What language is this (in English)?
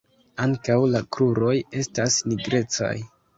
Esperanto